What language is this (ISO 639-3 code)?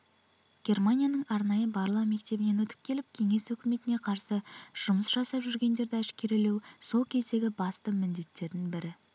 kaz